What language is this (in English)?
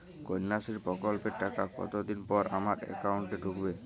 Bangla